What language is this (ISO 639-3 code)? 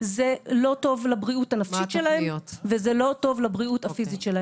heb